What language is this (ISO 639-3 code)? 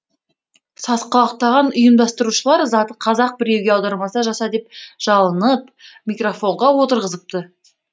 kaz